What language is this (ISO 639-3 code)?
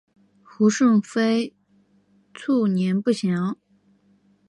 zho